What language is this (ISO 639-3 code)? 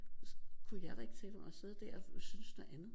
dan